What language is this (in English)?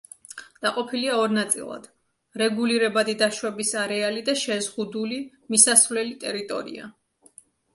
Georgian